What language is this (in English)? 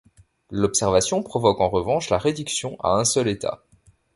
French